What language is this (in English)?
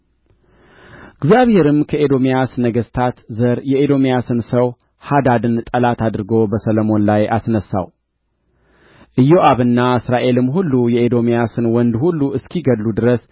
Amharic